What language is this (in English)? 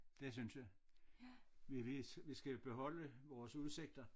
Danish